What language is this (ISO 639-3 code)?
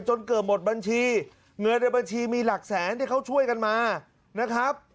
tha